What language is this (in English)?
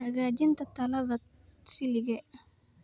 Somali